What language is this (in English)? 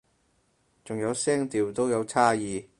Cantonese